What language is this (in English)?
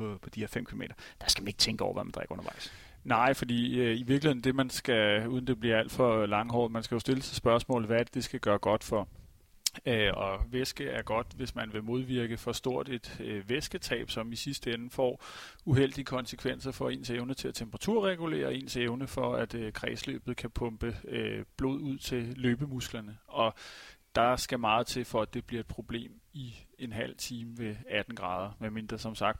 Danish